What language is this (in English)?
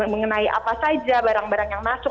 Indonesian